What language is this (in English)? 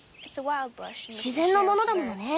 Japanese